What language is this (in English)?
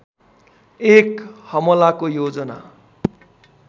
Nepali